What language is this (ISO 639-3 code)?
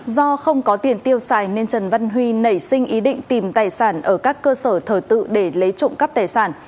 vie